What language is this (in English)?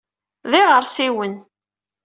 Kabyle